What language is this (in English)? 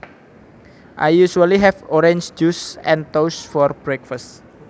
Javanese